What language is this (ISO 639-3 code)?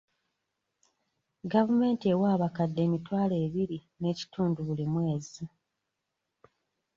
lug